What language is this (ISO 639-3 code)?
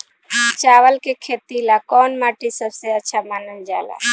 bho